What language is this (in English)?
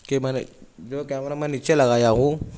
Urdu